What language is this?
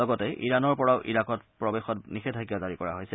Assamese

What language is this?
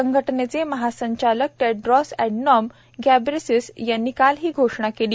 Marathi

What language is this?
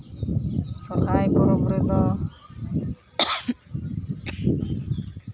Santali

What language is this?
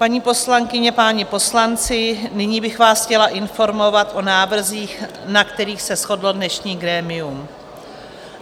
Czech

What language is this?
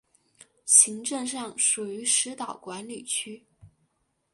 Chinese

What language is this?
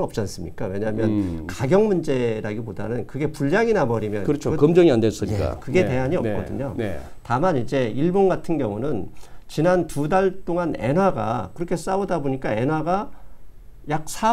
Korean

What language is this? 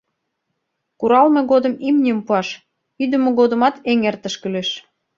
Mari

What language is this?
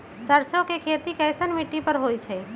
Magahi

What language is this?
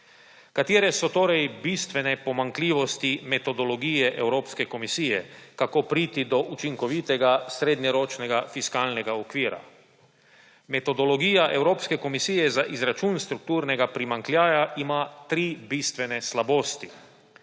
Slovenian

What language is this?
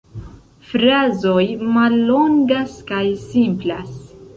Esperanto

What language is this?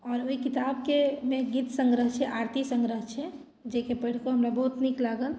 Maithili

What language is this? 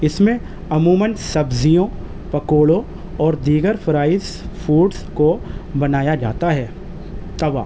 Urdu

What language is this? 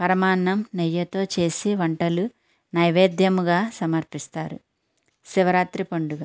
Telugu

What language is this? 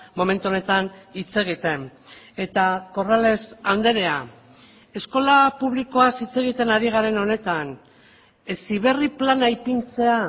Basque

